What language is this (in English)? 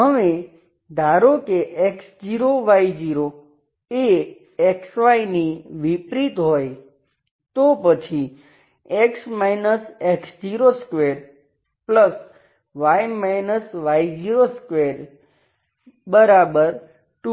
Gujarati